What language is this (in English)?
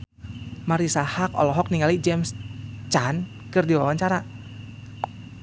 Sundanese